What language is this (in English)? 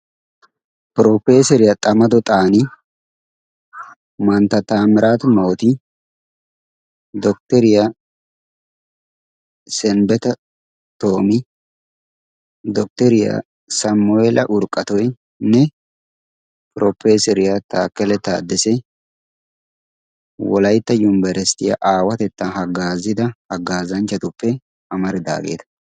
Wolaytta